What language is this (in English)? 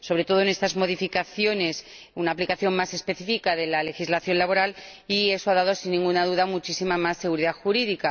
Spanish